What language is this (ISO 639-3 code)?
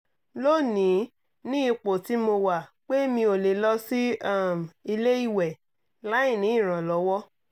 yor